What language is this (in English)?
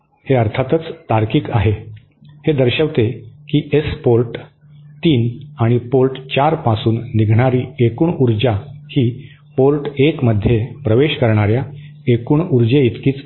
Marathi